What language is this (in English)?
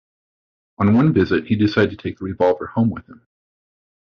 English